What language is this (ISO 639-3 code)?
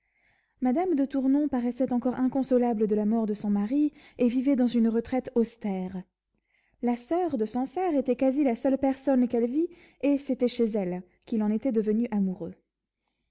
fra